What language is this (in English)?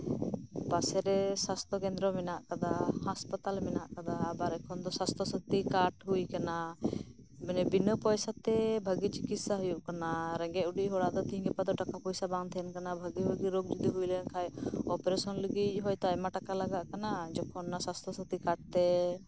Santali